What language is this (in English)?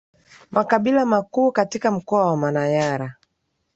Swahili